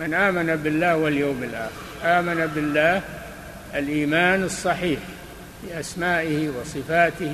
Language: Arabic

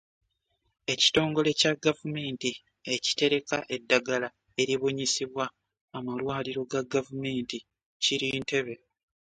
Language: Ganda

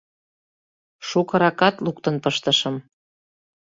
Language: Mari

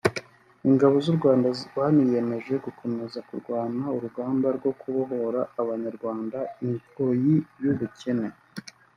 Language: Kinyarwanda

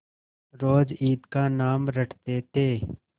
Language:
Hindi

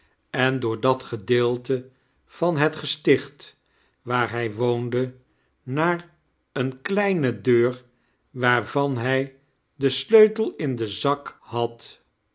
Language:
Dutch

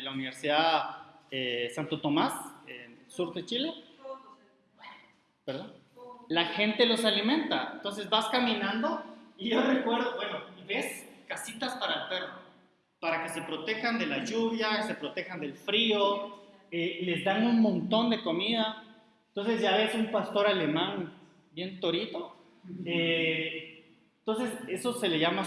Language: Spanish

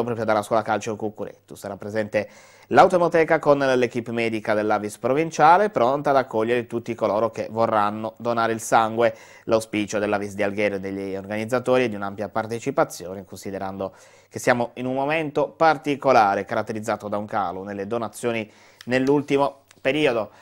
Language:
Italian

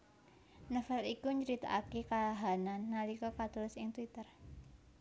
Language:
Javanese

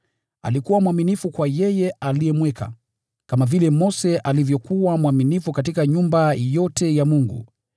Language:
Swahili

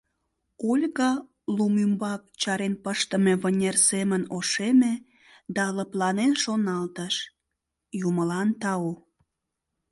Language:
Mari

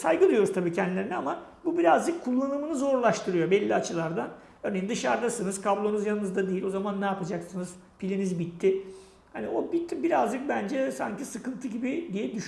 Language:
Turkish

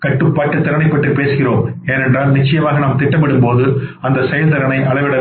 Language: Tamil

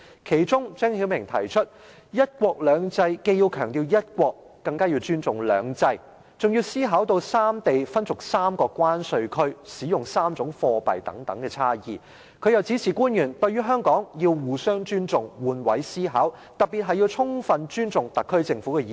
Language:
Cantonese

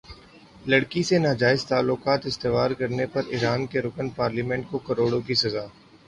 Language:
Urdu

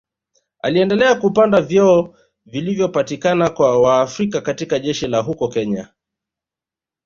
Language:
Swahili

